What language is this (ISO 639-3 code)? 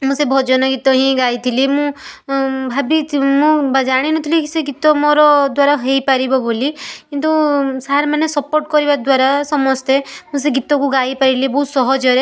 ori